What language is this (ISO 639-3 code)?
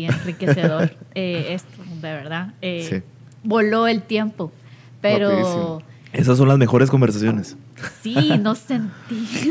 spa